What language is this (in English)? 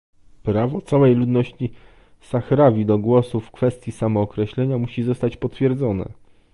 Polish